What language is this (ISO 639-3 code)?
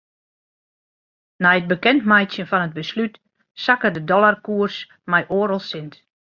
fry